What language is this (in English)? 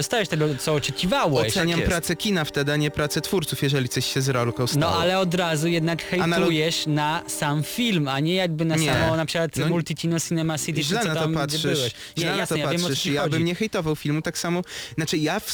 Polish